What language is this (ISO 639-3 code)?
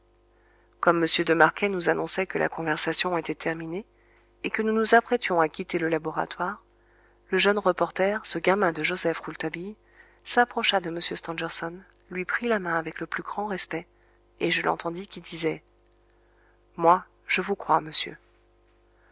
fra